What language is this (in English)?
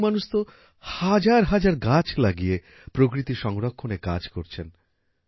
Bangla